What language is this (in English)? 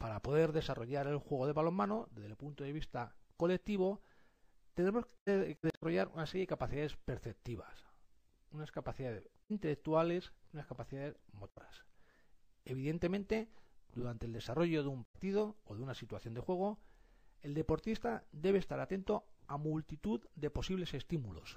Spanish